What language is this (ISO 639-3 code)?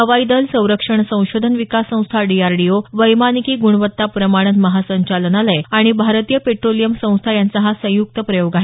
mar